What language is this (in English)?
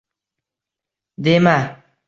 Uzbek